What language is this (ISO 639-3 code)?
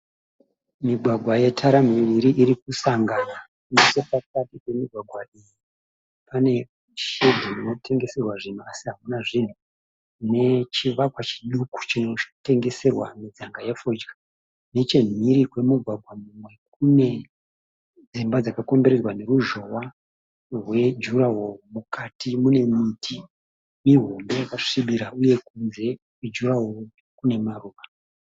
sna